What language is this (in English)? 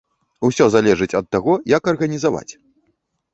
Belarusian